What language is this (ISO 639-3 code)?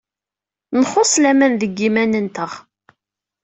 kab